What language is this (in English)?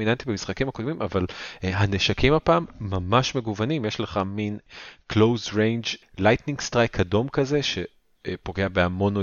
Hebrew